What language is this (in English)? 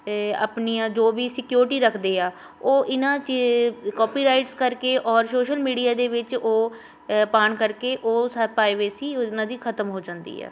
Punjabi